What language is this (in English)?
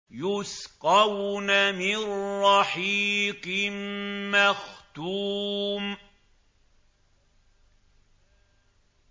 Arabic